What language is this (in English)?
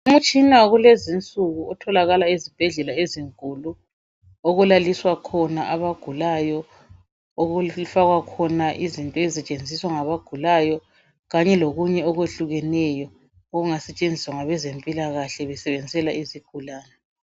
North Ndebele